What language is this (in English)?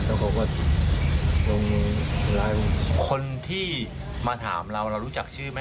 Thai